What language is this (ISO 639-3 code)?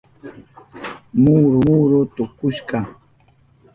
qup